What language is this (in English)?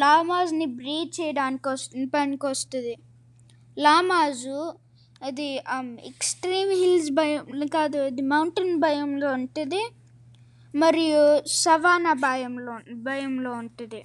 Telugu